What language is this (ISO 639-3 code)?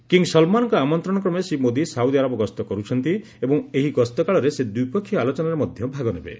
ori